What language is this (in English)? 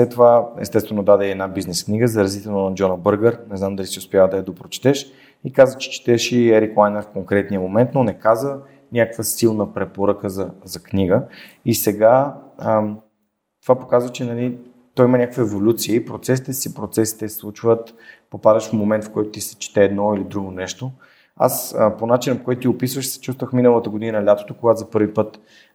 Bulgarian